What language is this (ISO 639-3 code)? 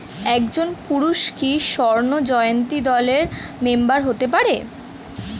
ben